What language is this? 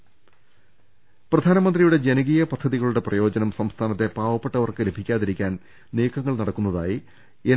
Malayalam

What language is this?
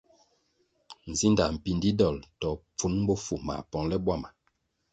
Kwasio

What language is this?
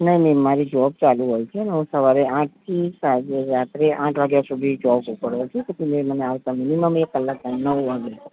Gujarati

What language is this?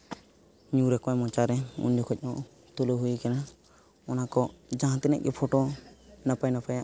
Santali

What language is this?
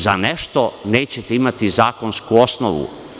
Serbian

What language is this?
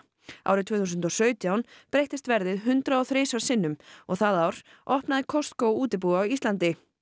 Icelandic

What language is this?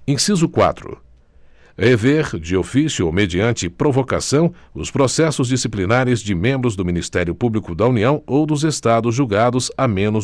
Portuguese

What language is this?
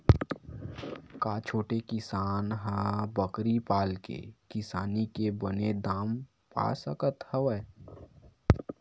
Chhattisgarhi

